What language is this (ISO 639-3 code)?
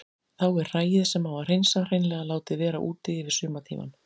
isl